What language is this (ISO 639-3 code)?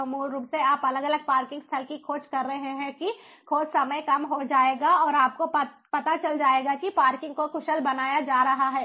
hin